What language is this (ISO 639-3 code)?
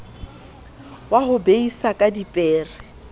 sot